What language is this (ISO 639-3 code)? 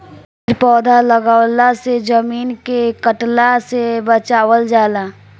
bho